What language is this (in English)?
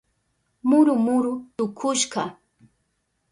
Southern Pastaza Quechua